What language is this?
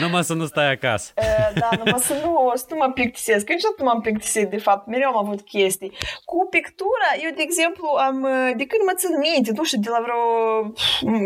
Romanian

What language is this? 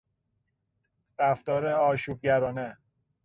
Persian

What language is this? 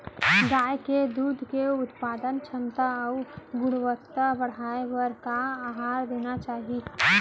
Chhattisgarhi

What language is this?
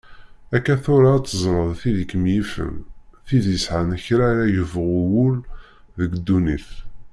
Kabyle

